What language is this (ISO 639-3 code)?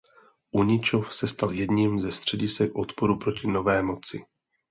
ces